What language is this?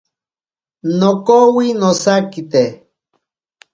Ashéninka Perené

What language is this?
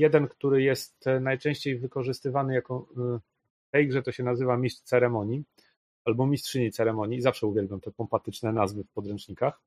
Polish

